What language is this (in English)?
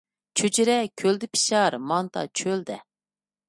Uyghur